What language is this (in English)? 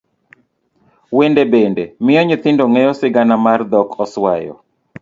Luo (Kenya and Tanzania)